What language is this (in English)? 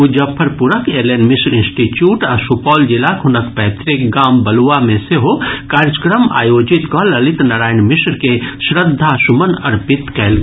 Maithili